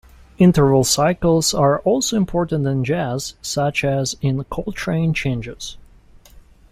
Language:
English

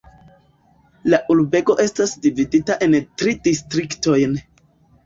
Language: Esperanto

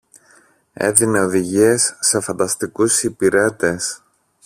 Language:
Greek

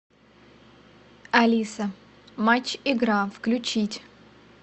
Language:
Russian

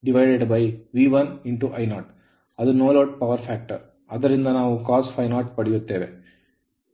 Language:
Kannada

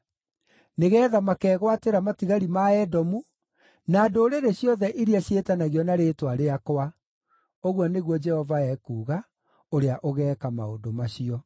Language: Kikuyu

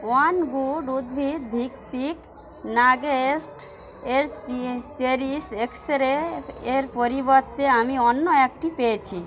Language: Bangla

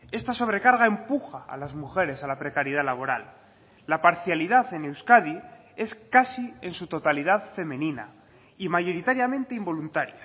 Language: Spanish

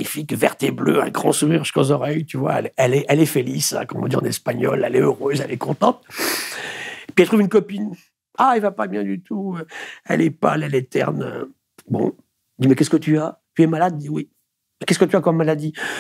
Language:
French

